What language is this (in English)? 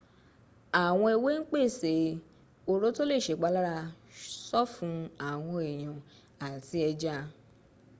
Yoruba